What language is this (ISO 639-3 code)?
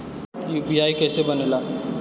bho